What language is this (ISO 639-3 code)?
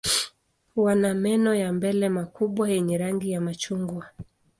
swa